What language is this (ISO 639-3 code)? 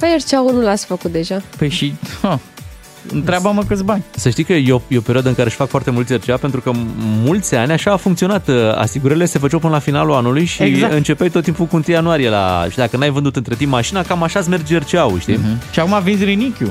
ron